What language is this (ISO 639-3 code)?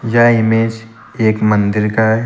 hin